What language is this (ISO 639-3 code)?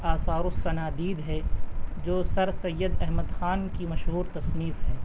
urd